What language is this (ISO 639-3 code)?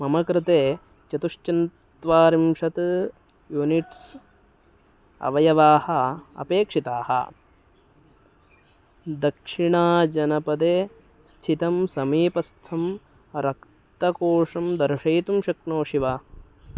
san